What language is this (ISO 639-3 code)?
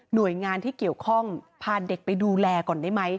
tha